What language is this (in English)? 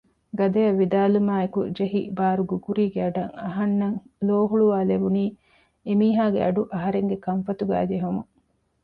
Divehi